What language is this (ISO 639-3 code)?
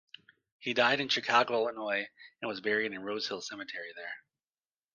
eng